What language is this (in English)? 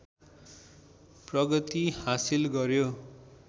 Nepali